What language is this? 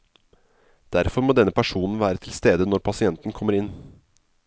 Norwegian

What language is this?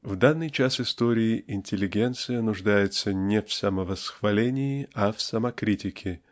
Russian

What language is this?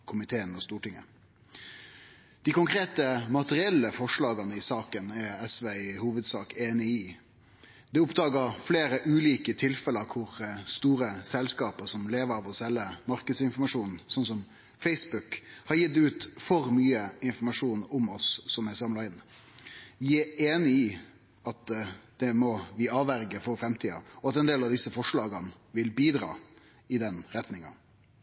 Norwegian Nynorsk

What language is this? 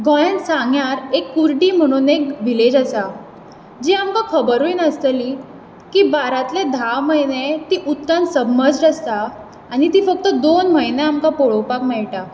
Konkani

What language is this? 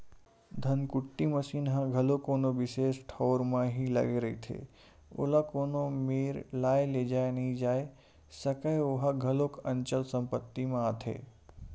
Chhattisgarhi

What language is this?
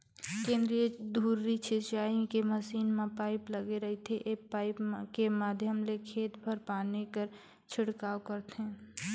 Chhattisgarhi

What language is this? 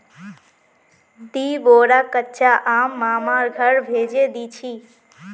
Magahi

